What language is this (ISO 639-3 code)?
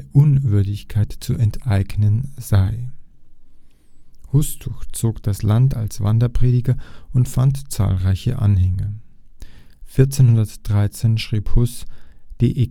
deu